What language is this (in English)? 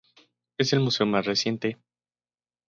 Spanish